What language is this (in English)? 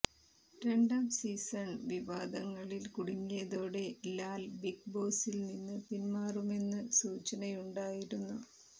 Malayalam